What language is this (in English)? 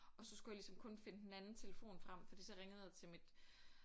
Danish